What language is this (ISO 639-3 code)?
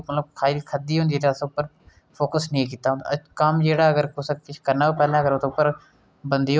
doi